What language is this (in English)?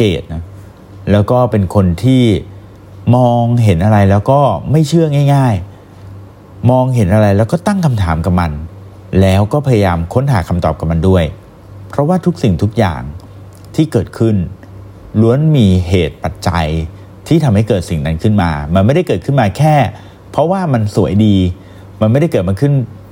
Thai